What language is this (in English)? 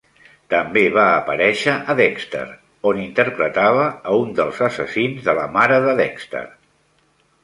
Catalan